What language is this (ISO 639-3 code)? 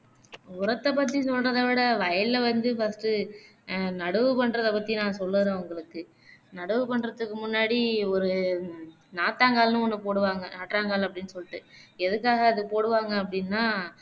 tam